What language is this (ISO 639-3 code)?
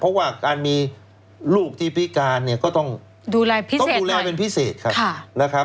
tha